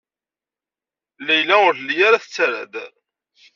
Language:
Kabyle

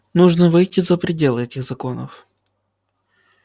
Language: Russian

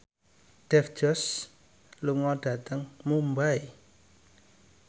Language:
Javanese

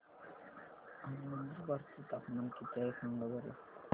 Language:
Marathi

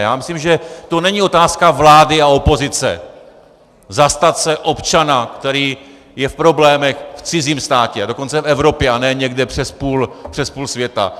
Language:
Czech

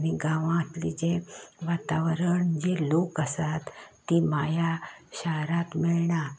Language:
Konkani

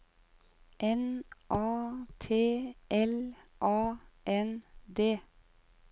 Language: Norwegian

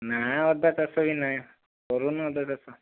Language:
Odia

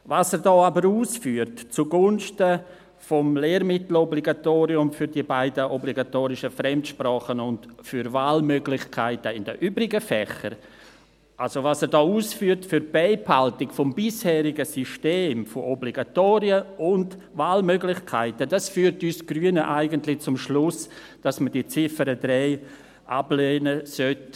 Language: Swiss German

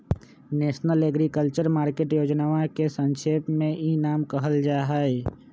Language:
Magahi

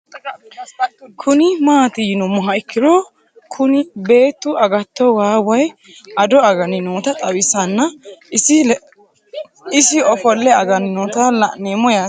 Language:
Sidamo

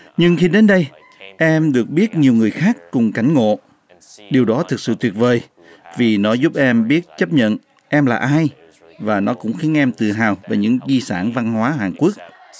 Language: Vietnamese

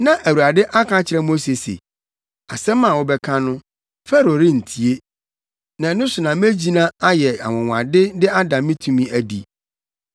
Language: Akan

